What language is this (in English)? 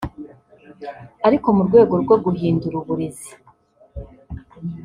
Kinyarwanda